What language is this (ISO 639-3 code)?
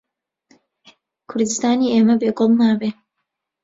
ckb